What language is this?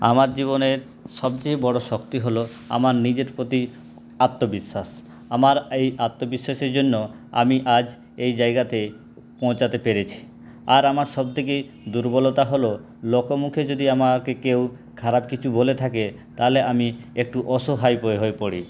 Bangla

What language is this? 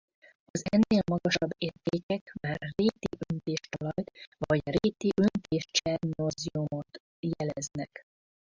Hungarian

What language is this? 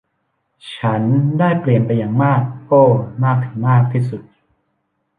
Thai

